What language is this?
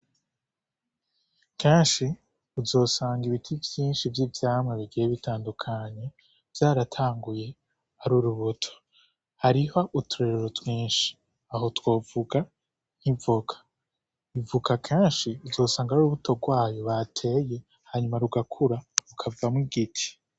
Rundi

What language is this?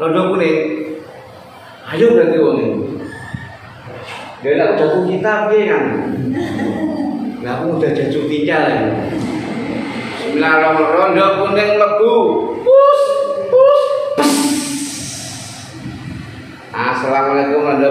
Indonesian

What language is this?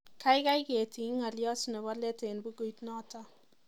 Kalenjin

